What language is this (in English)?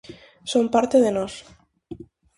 Galician